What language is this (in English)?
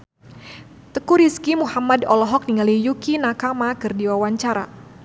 Sundanese